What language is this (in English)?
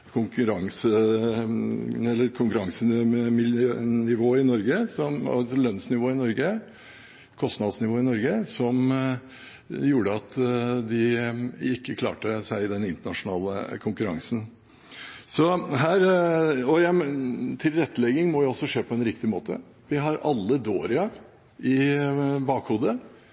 Norwegian Bokmål